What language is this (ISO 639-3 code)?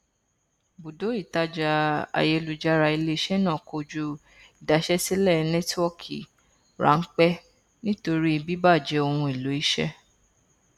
yor